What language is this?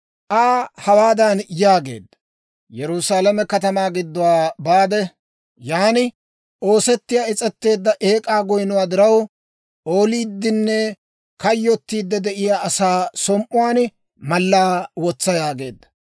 Dawro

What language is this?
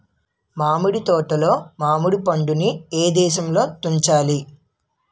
Telugu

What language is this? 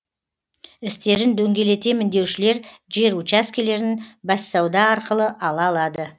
Kazakh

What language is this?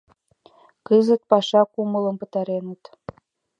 Mari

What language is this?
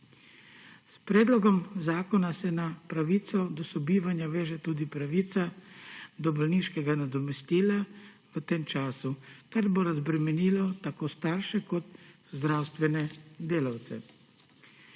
Slovenian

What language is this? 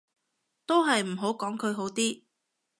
Cantonese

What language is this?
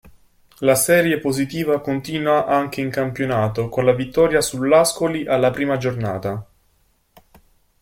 Italian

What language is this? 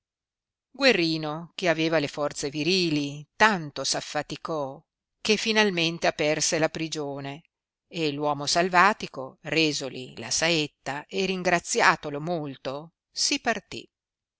Italian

